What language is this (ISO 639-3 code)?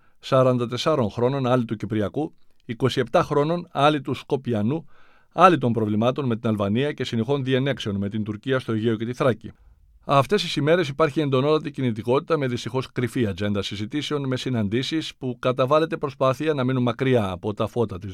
ell